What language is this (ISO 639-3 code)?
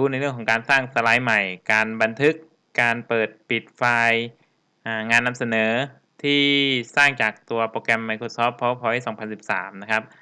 tha